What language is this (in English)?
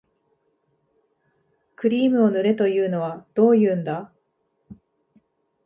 Japanese